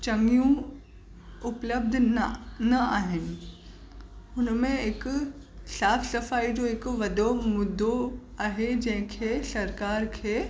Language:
Sindhi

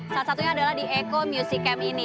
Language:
Indonesian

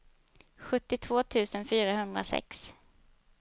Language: Swedish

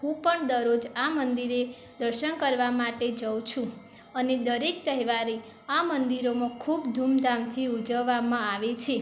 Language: Gujarati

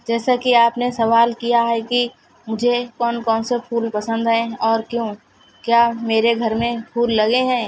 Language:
Urdu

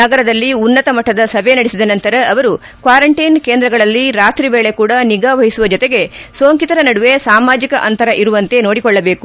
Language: Kannada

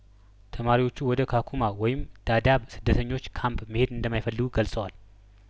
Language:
Amharic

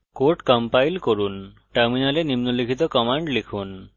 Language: Bangla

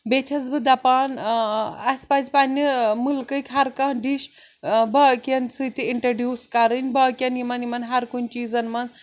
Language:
Kashmiri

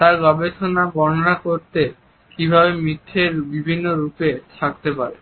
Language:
Bangla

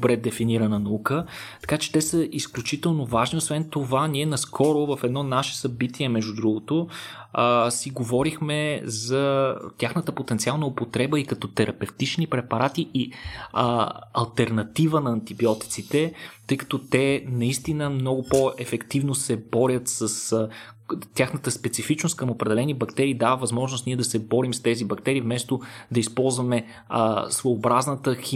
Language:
Bulgarian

